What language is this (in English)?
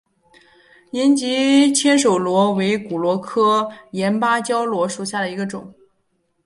Chinese